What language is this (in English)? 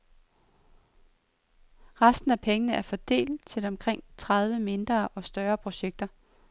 Danish